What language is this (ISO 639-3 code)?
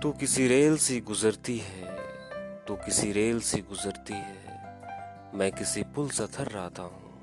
hin